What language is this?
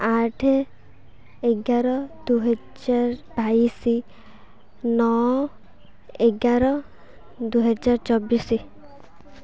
Odia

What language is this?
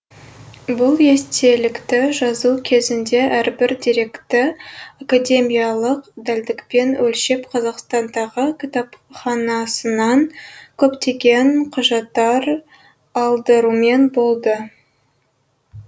Kazakh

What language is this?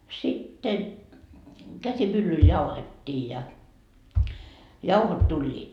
Finnish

